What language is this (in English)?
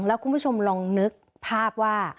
Thai